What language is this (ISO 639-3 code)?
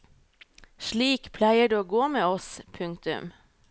nor